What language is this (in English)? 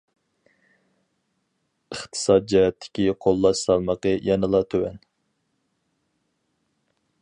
Uyghur